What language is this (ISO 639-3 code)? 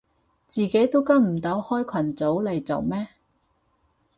yue